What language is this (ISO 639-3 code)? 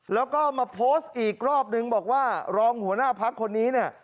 tha